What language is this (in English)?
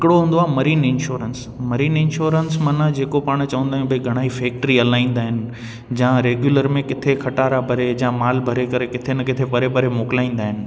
Sindhi